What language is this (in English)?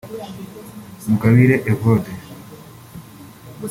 Kinyarwanda